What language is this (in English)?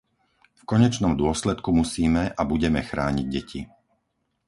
Slovak